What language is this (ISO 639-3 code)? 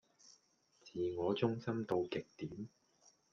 yue